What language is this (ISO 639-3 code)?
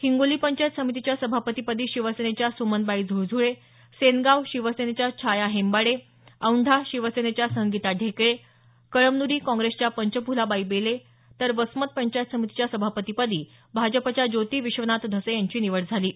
mar